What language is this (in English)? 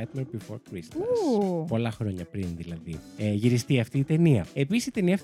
Greek